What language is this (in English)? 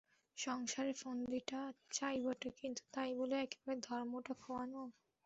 Bangla